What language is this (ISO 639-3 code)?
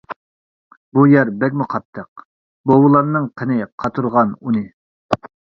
uig